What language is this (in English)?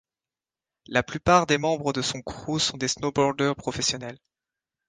French